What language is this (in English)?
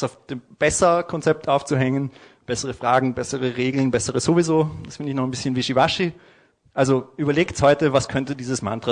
German